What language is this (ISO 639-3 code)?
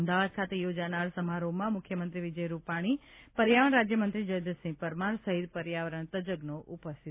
guj